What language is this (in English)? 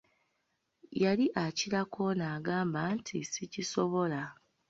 Ganda